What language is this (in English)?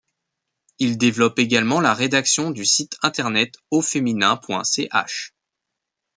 French